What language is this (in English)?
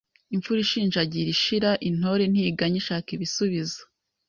Kinyarwanda